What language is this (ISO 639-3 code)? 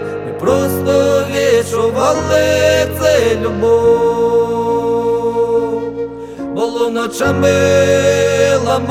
ukr